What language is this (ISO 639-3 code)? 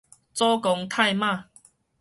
nan